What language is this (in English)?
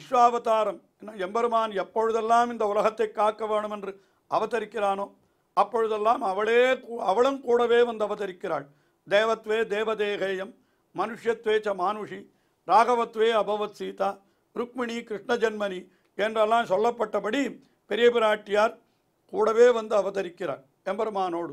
Tamil